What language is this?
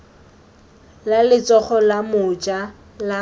Tswana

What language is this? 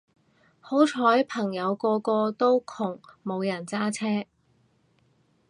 Cantonese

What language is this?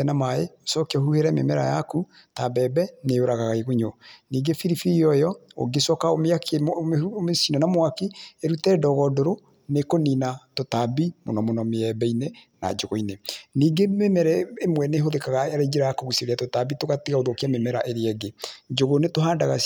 Kikuyu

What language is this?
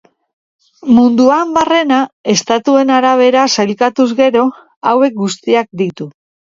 Basque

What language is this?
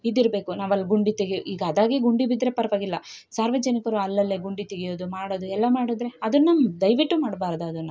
Kannada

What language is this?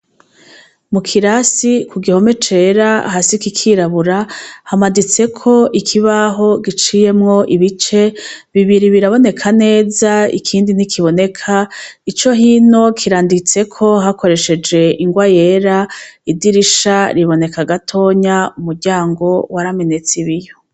Rundi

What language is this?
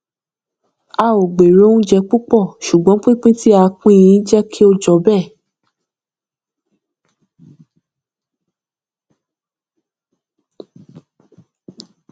Yoruba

